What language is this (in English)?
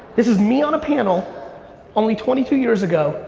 English